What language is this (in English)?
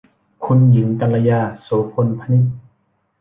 Thai